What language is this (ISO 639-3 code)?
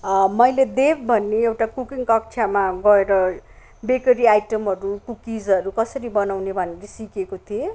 nep